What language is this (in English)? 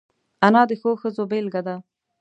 Pashto